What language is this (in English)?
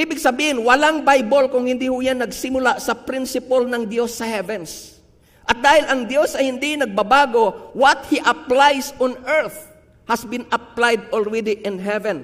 Filipino